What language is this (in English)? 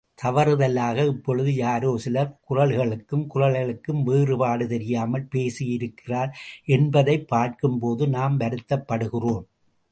Tamil